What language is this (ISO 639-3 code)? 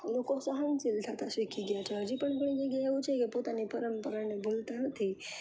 guj